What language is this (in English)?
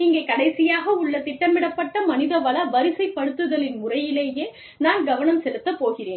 Tamil